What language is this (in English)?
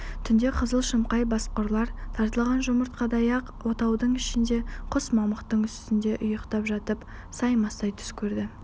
Kazakh